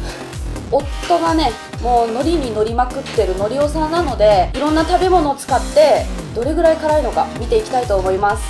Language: Japanese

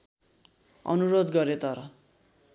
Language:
Nepali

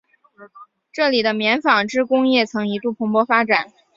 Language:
Chinese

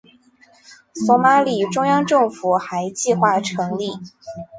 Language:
Chinese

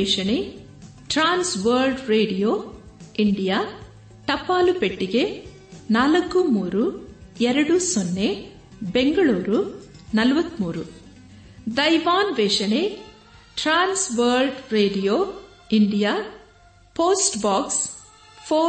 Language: Kannada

